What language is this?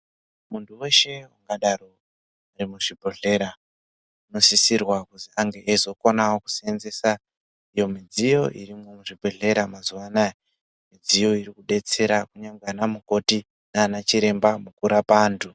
Ndau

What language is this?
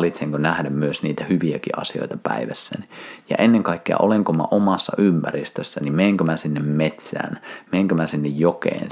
Finnish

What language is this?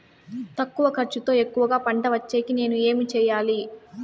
Telugu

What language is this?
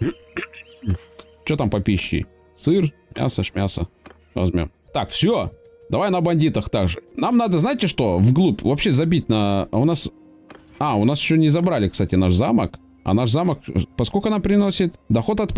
Russian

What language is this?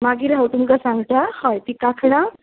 Konkani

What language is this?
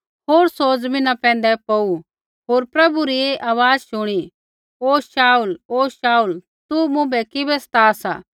Kullu Pahari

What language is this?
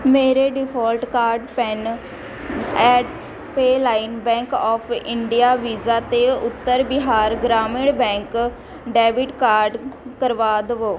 Punjabi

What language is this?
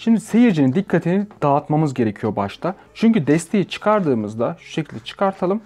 Turkish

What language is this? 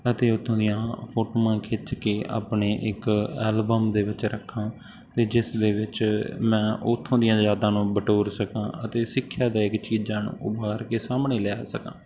Punjabi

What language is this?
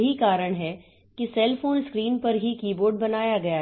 Hindi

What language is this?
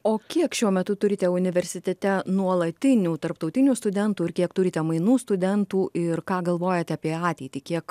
Lithuanian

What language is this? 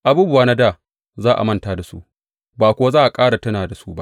Hausa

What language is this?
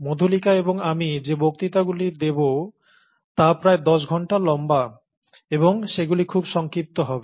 Bangla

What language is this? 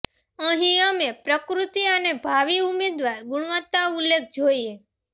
Gujarati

